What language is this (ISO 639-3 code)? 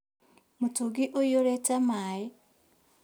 kik